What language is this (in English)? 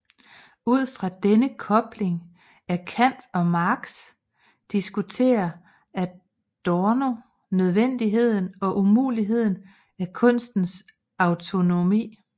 Danish